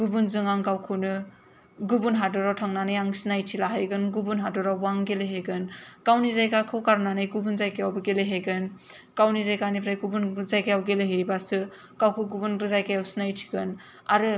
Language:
Bodo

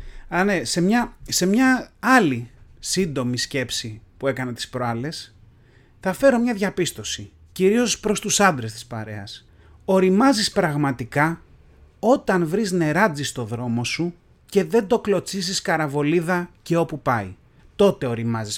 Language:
Greek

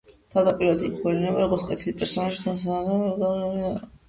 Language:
Georgian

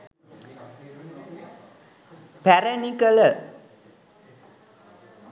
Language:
Sinhala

